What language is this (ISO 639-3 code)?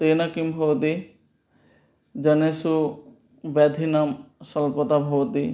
san